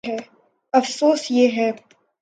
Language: Urdu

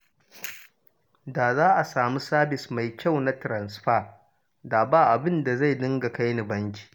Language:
Hausa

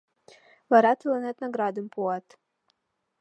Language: Mari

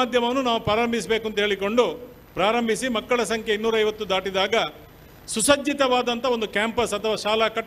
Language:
Kannada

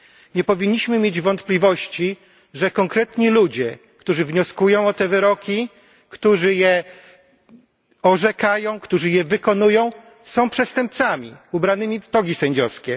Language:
Polish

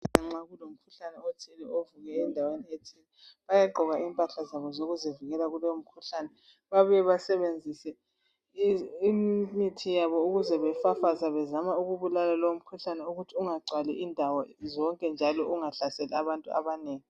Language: North Ndebele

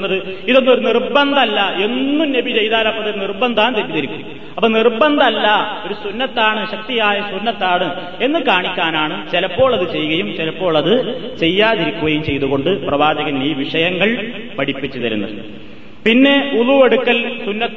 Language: Malayalam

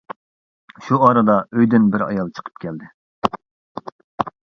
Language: Uyghur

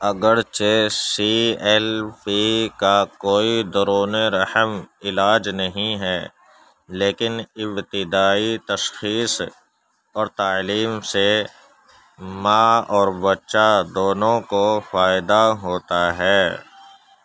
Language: Urdu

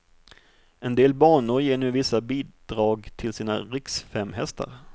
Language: Swedish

